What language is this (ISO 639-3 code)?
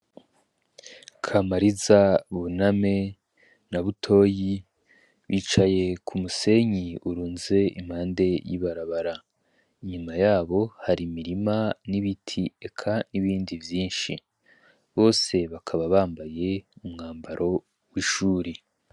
run